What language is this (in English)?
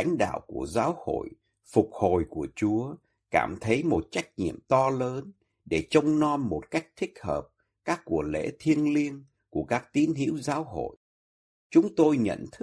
Vietnamese